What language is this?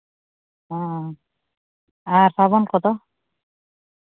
Santali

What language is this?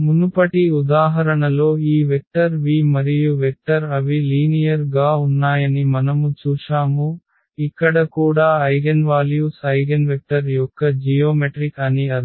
Telugu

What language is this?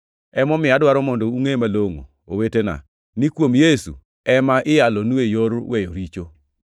Luo (Kenya and Tanzania)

